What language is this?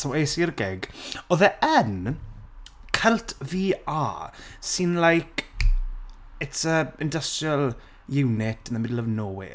Welsh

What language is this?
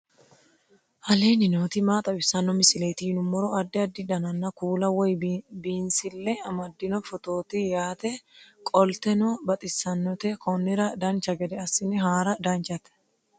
Sidamo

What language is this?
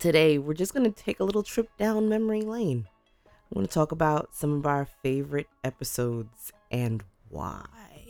English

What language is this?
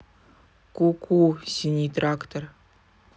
Russian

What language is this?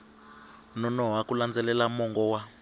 Tsonga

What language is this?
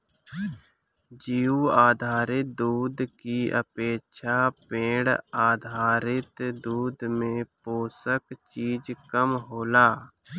Bhojpuri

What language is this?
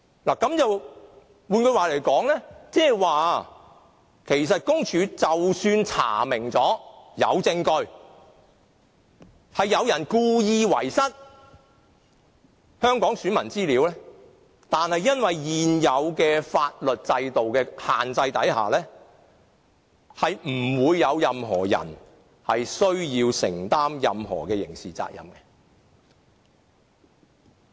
Cantonese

